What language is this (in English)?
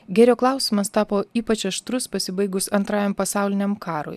Lithuanian